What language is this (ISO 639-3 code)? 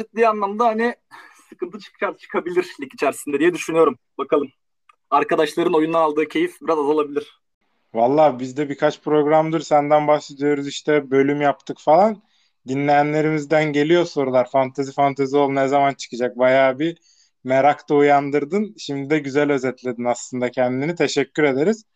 tur